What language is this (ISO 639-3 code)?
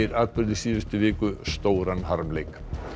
isl